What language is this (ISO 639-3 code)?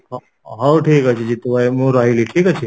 ori